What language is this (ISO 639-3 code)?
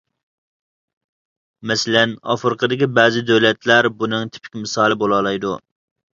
uig